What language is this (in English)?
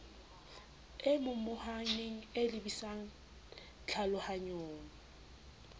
Southern Sotho